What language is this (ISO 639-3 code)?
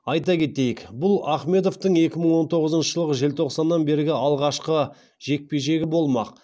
kaz